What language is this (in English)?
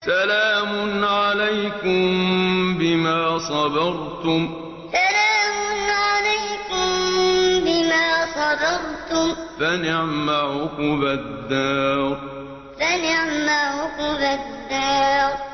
Arabic